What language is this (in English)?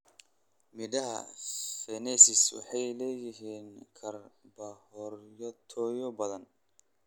Somali